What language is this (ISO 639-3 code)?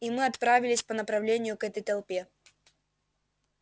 rus